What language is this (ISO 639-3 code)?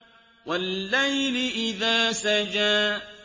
ara